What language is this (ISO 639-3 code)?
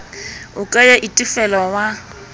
sot